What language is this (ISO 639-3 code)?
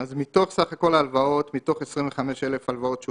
heb